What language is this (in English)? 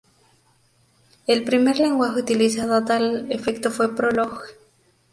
Spanish